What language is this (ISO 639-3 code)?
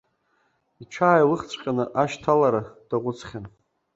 abk